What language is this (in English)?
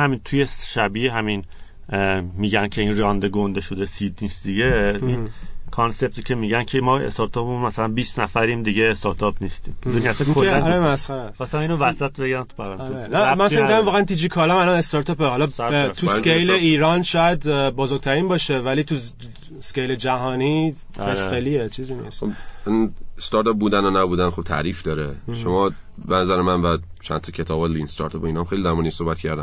Persian